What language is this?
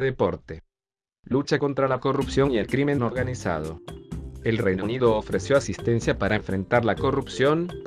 Spanish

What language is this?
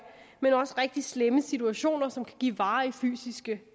Danish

